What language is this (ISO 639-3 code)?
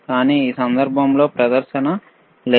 tel